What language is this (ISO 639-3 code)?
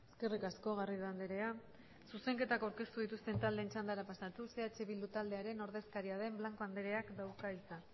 eus